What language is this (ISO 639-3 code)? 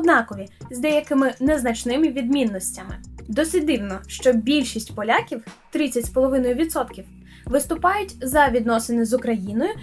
ukr